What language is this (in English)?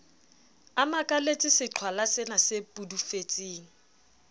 Southern Sotho